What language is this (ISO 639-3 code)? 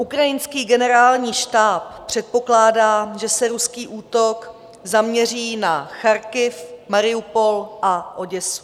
ces